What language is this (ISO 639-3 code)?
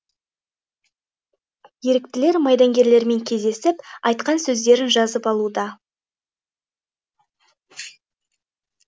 kaz